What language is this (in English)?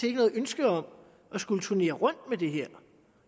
Danish